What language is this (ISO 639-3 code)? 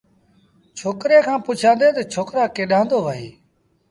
sbn